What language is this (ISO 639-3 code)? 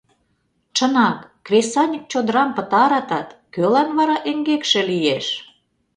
chm